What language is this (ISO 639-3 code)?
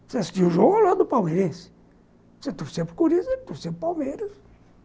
por